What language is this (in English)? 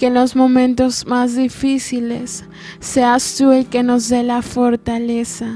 Spanish